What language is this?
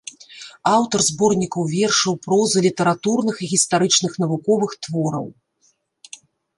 Belarusian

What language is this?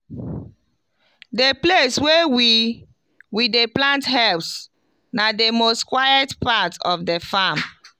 Nigerian Pidgin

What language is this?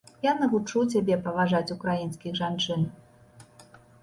Belarusian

